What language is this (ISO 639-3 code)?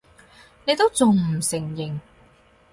yue